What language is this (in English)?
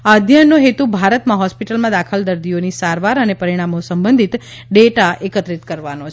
Gujarati